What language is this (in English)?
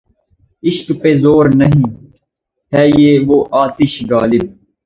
Urdu